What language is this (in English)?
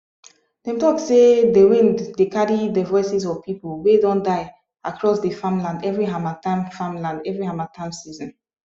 Nigerian Pidgin